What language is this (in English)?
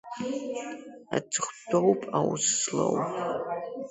Abkhazian